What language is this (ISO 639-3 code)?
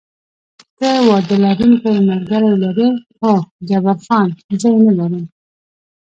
pus